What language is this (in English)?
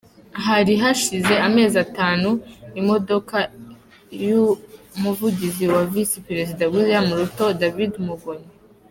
Kinyarwanda